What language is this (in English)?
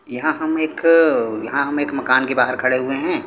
Hindi